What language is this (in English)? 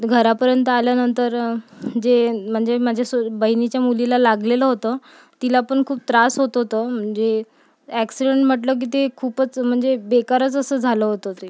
Marathi